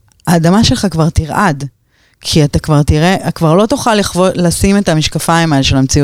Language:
Hebrew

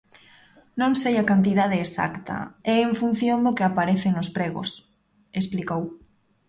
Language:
Galician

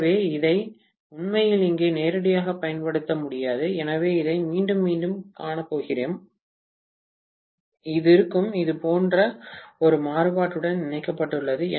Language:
Tamil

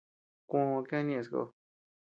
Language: Tepeuxila Cuicatec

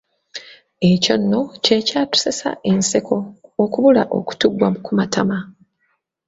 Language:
Ganda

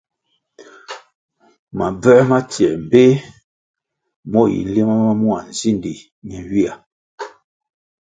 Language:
Kwasio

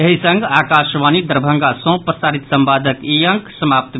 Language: Maithili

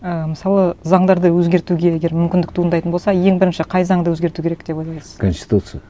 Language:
Kazakh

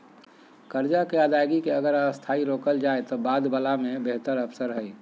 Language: Magahi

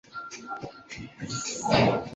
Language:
Chinese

